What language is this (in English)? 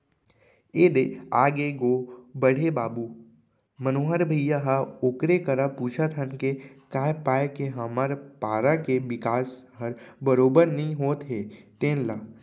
Chhattisgarhi